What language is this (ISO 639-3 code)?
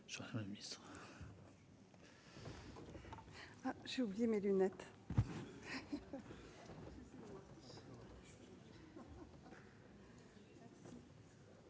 fra